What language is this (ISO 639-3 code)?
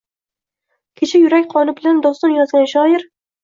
uzb